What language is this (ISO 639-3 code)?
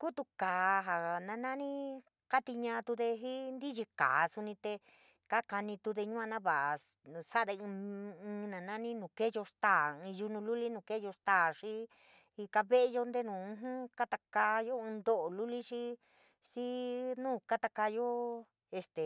mig